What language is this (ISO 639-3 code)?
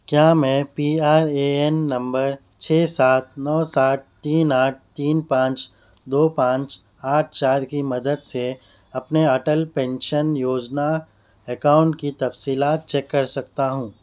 urd